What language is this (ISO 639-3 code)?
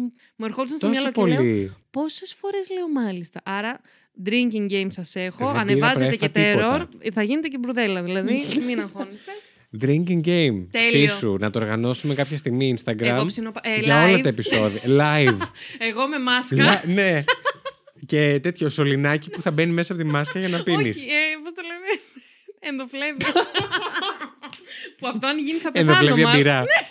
ell